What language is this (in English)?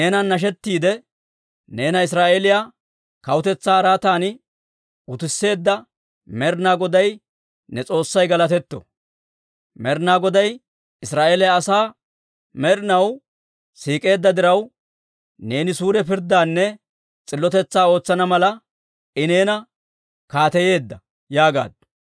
Dawro